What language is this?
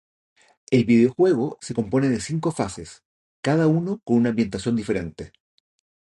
Spanish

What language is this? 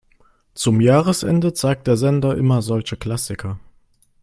German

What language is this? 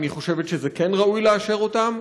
Hebrew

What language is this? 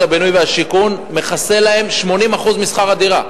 Hebrew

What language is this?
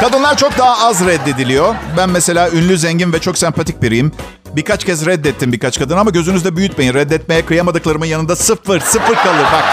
Turkish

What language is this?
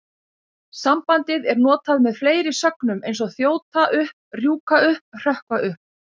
Icelandic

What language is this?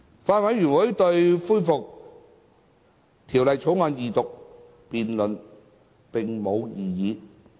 Cantonese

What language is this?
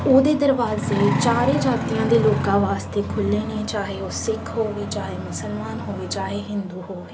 Punjabi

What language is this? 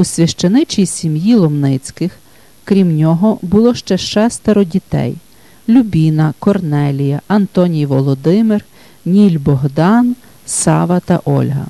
Ukrainian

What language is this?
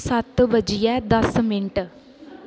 Dogri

